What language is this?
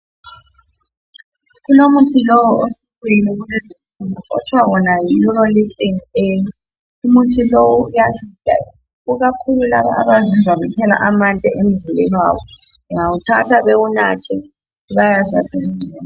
North Ndebele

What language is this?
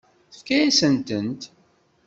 Kabyle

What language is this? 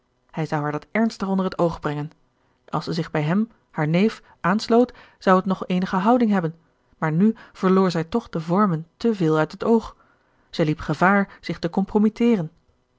Dutch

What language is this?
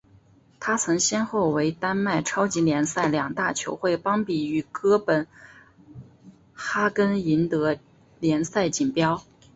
Chinese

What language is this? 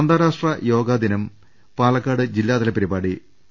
Malayalam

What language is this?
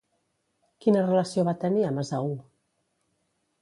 Catalan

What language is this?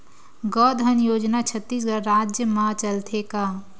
Chhattisgarhi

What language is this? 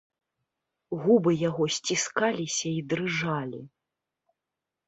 Belarusian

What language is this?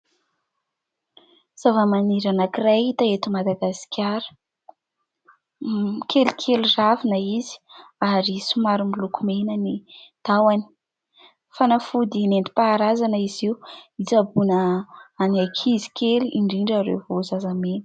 Malagasy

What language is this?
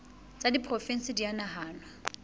Southern Sotho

